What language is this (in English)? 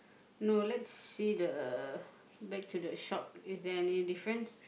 English